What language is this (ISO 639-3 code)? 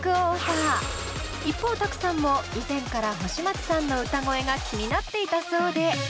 jpn